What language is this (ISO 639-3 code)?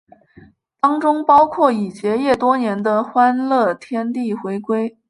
zho